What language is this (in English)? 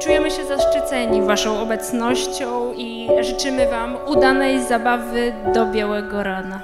Polish